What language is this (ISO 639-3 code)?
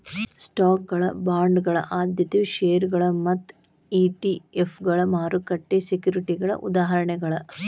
kan